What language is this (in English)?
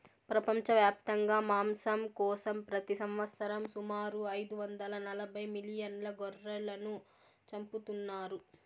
Telugu